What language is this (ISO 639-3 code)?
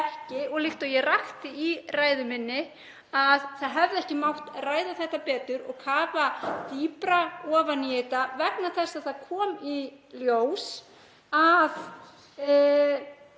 isl